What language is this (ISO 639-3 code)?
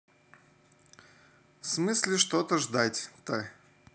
rus